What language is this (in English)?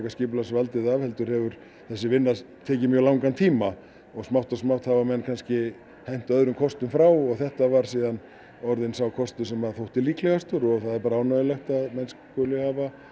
Icelandic